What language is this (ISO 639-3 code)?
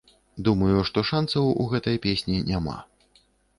bel